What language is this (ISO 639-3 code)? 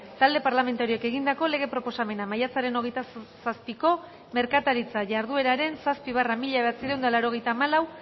eus